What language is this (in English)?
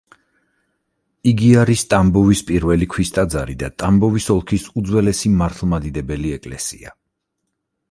Georgian